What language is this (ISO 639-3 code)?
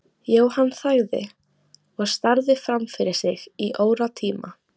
isl